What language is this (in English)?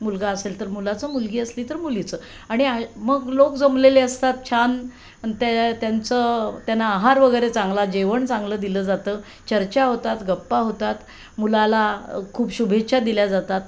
Marathi